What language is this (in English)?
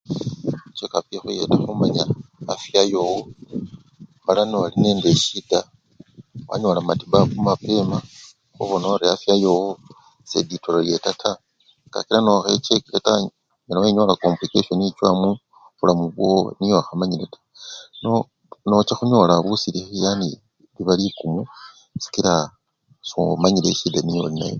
Luyia